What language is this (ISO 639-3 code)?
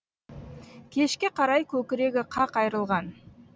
kaz